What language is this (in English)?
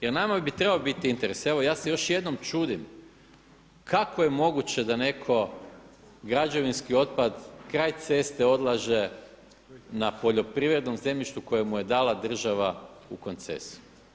Croatian